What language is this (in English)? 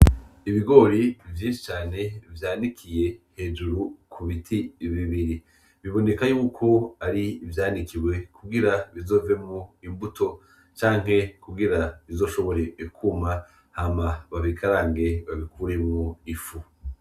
Rundi